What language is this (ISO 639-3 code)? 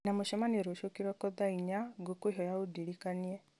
kik